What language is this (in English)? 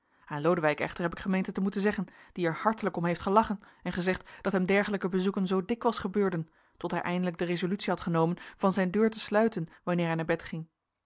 Dutch